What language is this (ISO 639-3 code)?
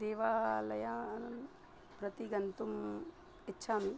san